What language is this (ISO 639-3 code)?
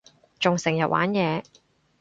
yue